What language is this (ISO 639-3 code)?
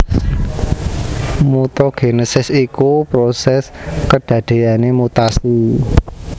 jav